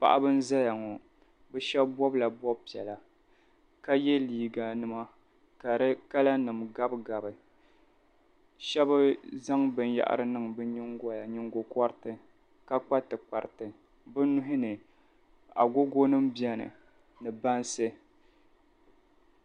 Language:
Dagbani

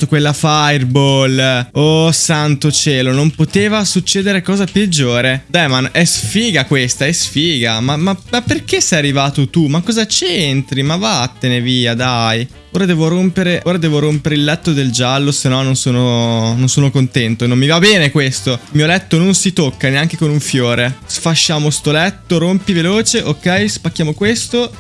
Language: Italian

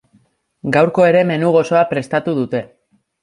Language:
Basque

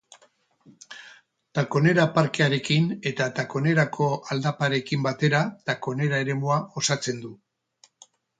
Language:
Basque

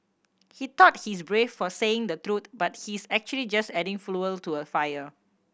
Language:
English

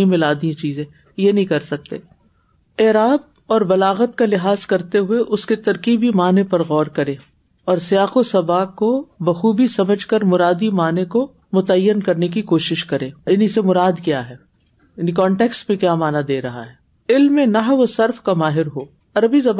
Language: Urdu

